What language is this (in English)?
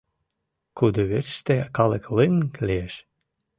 Mari